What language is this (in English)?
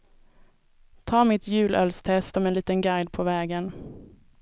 Swedish